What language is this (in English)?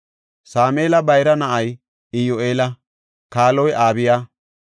Gofa